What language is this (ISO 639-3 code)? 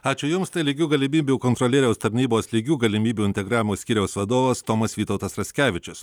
lit